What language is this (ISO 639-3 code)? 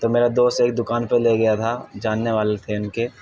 urd